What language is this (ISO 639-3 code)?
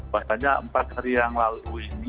ind